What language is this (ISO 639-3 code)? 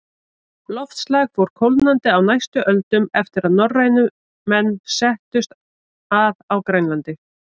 isl